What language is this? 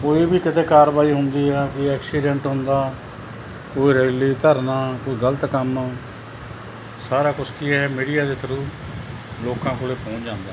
Punjabi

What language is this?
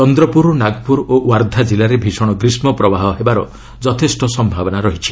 Odia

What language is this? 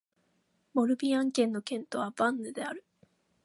Japanese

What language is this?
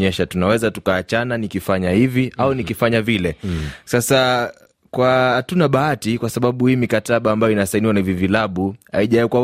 Swahili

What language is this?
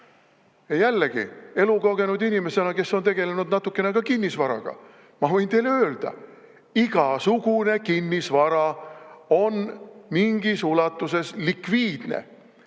Estonian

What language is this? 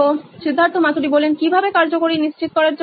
Bangla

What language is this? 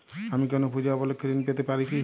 Bangla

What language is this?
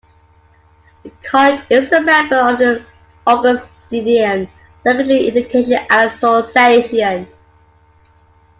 English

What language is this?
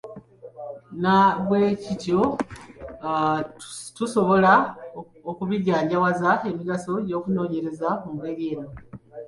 Ganda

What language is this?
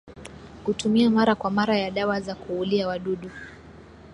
Swahili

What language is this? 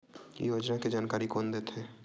Chhattisgarhi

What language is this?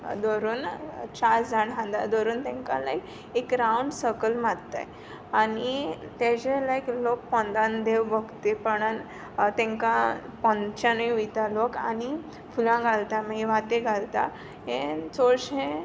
Konkani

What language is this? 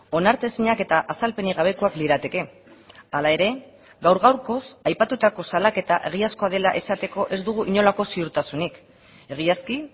Basque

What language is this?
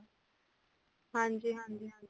Punjabi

